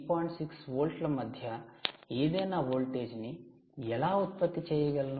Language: Telugu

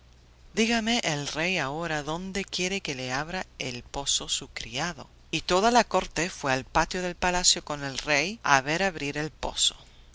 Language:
Spanish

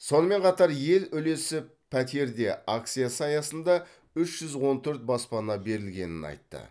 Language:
Kazakh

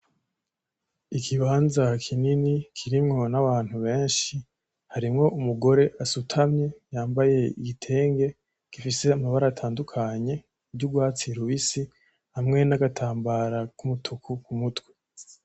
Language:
Rundi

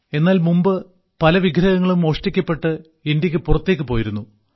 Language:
Malayalam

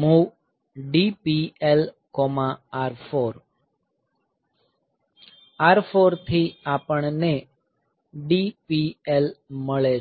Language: Gujarati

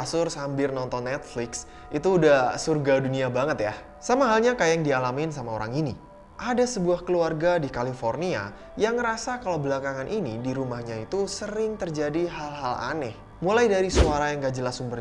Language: Indonesian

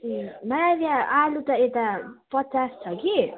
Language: Nepali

